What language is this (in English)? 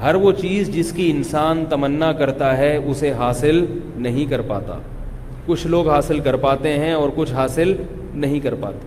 Urdu